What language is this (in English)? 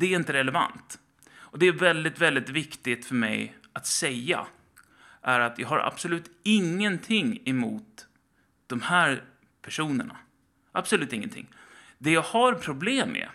Swedish